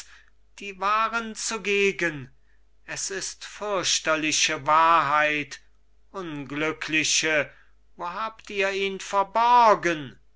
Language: German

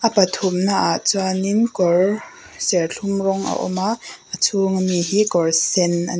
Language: Mizo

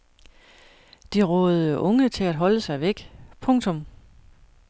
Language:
Danish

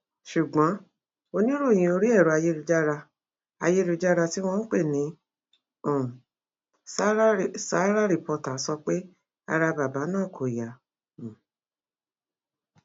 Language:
Yoruba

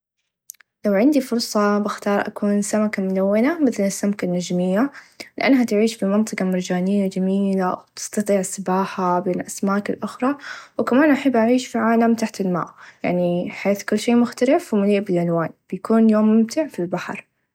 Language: Najdi Arabic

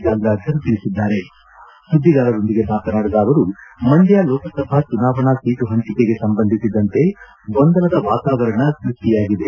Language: Kannada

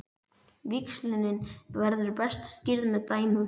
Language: Icelandic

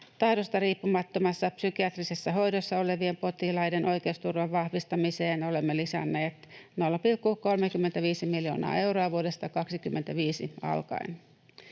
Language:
Finnish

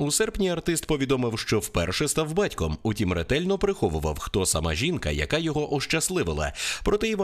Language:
Ukrainian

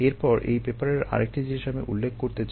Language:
Bangla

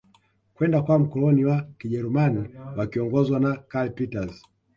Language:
Swahili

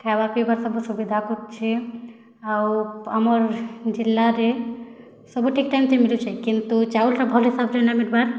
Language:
Odia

